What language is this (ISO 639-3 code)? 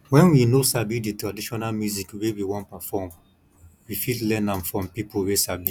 pcm